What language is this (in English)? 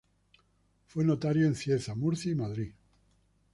Spanish